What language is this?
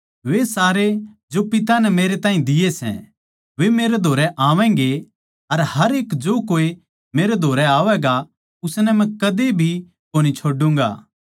Haryanvi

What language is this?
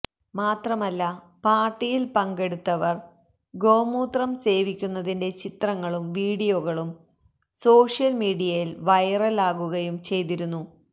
Malayalam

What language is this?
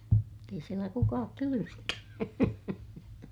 Finnish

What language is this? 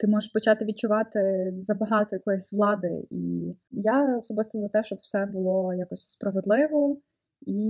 Ukrainian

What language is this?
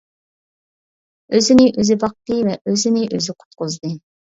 Uyghur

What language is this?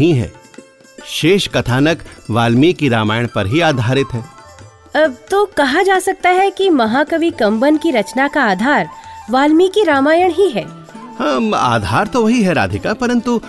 Hindi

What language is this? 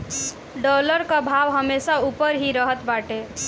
Bhojpuri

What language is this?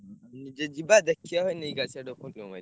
Odia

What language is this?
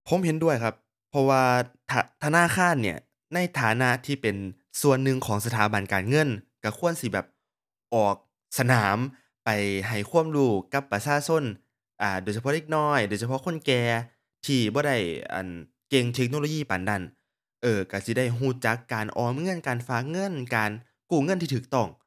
Thai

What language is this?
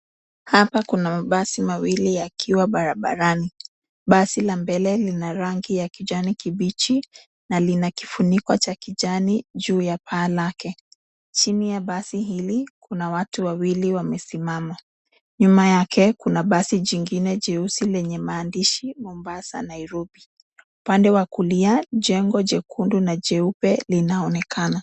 Swahili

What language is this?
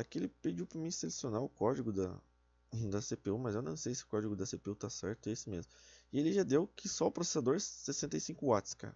Portuguese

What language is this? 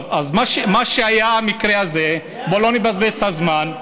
Hebrew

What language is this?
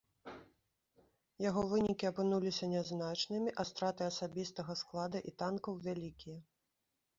Belarusian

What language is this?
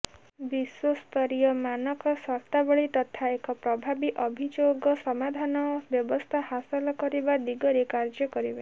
Odia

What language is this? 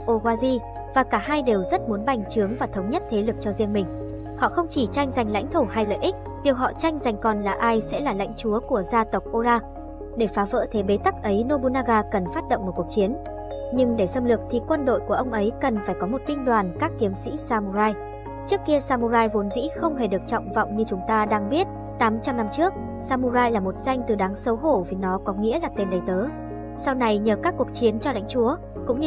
Vietnamese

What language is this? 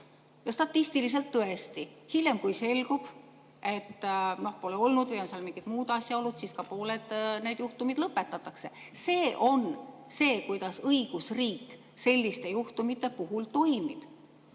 Estonian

